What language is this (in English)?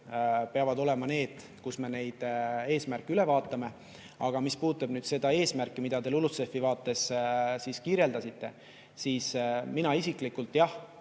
Estonian